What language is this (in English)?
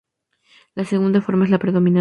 Spanish